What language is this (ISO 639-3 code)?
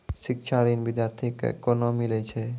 mai